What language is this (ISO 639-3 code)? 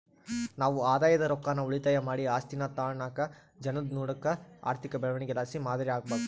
kan